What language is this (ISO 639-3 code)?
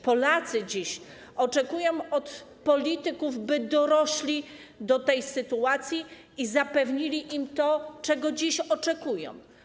pol